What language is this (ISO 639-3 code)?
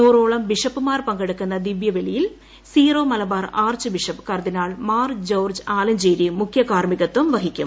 mal